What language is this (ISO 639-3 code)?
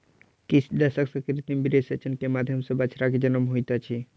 mai